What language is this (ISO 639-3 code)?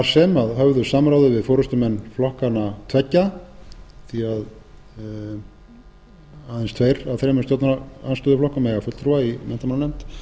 isl